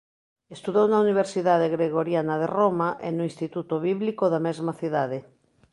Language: Galician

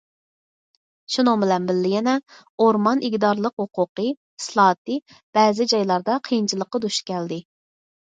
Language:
Uyghur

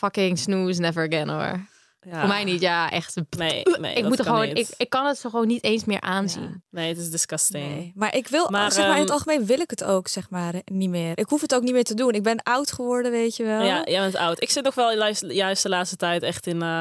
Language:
Dutch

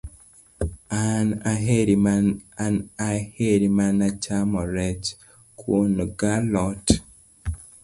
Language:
Luo (Kenya and Tanzania)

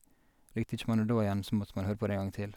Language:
Norwegian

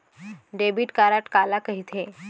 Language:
Chhattisgarhi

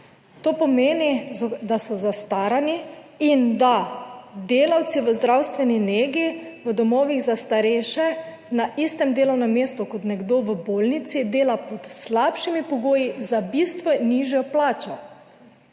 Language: Slovenian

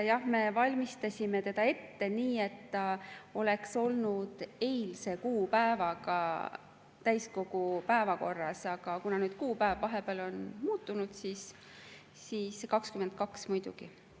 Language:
Estonian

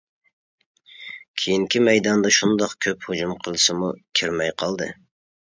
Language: Uyghur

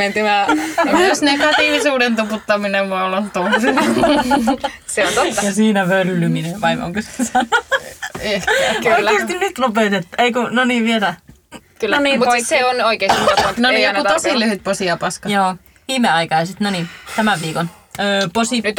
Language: Finnish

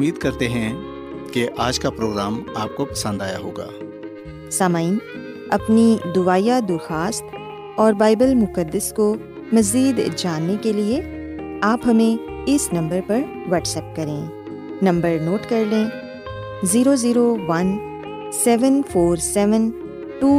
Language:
Urdu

